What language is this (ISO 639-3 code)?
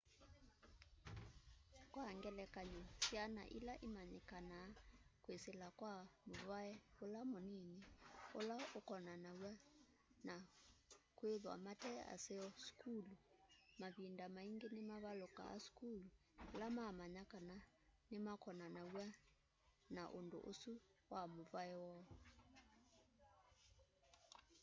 kam